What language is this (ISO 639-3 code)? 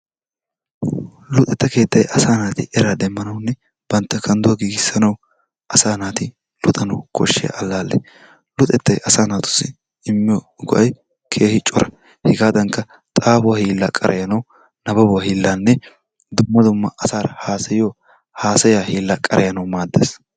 wal